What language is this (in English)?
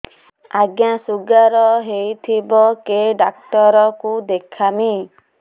Odia